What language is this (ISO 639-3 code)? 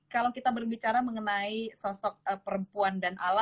ind